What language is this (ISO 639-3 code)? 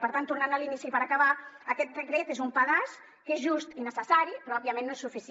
cat